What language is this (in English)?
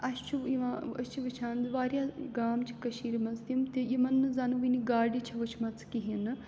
Kashmiri